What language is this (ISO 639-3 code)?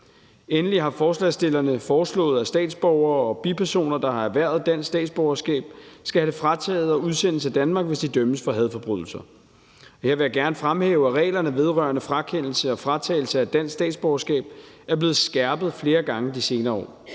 dan